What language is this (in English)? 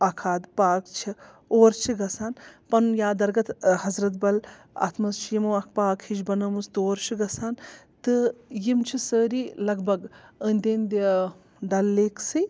Kashmiri